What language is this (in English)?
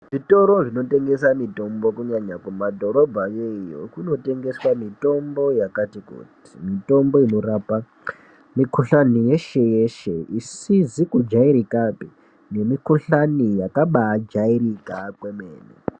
Ndau